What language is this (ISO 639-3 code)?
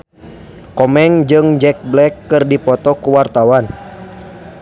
sun